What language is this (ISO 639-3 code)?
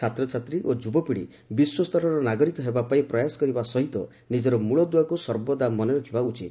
ori